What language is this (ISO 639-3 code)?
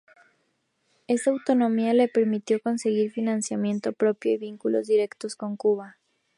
spa